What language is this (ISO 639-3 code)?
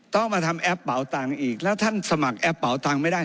tha